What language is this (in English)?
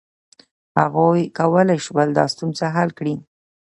Pashto